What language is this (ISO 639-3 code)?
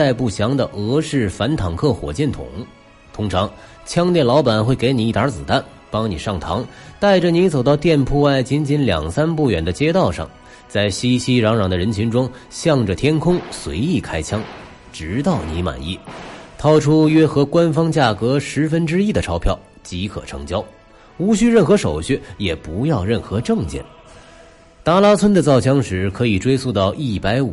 zho